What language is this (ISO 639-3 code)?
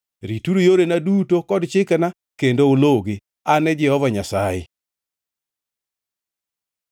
luo